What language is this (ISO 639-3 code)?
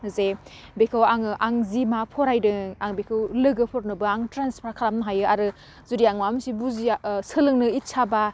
brx